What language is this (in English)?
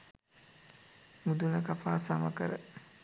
Sinhala